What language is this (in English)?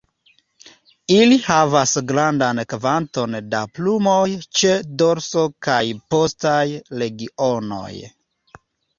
Esperanto